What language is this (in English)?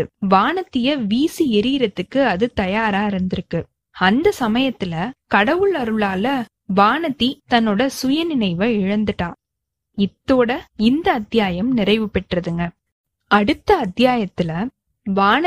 Tamil